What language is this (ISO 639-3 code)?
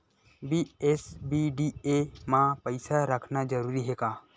hne